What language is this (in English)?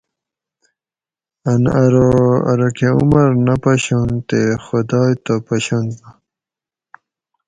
Gawri